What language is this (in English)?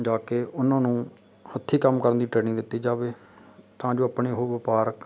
Punjabi